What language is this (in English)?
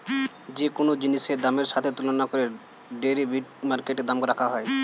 Bangla